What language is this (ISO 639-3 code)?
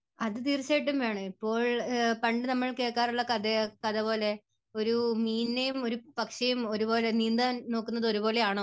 mal